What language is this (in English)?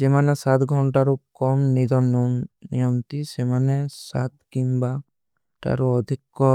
Kui (India)